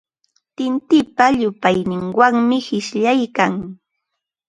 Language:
Ambo-Pasco Quechua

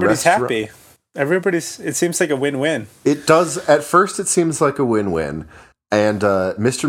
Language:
English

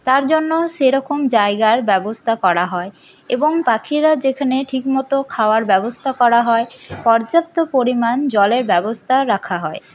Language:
Bangla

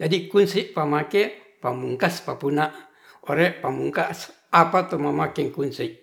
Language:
Ratahan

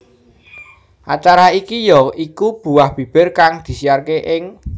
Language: Javanese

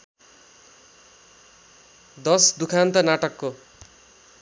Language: Nepali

